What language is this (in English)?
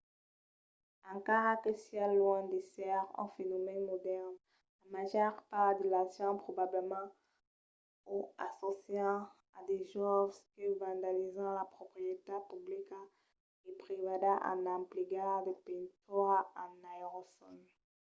Occitan